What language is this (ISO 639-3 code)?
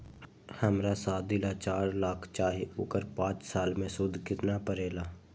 mag